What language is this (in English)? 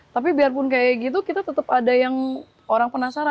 Indonesian